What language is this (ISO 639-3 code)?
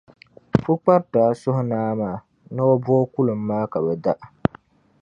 dag